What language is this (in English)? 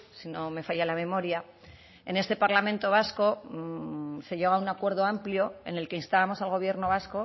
Spanish